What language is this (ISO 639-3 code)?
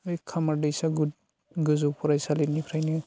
brx